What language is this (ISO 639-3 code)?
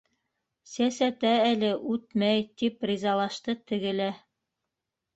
bak